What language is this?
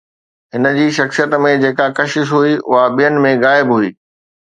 Sindhi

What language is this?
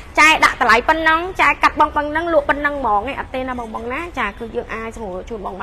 Thai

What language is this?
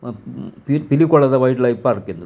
Tulu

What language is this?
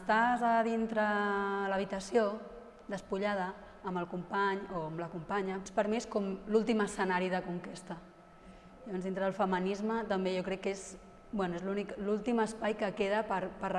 Catalan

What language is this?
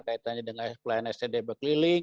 Indonesian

